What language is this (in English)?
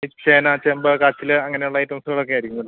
Malayalam